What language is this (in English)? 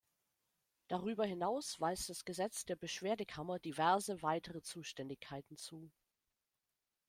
German